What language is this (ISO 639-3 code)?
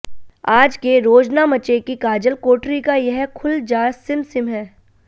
hin